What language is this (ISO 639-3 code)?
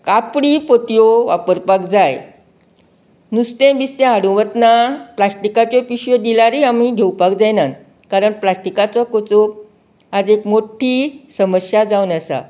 kok